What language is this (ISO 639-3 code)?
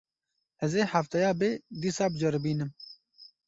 kur